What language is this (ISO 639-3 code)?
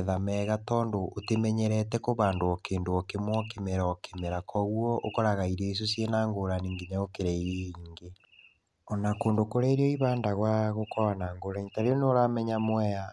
kik